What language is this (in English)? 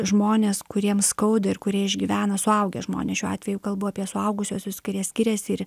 Lithuanian